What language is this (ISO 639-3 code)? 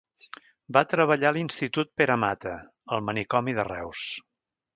cat